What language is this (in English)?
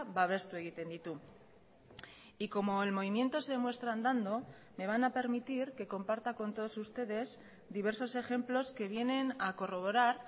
Spanish